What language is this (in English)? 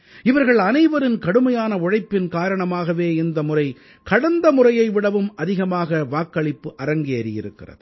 Tamil